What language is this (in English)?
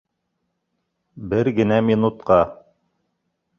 Bashkir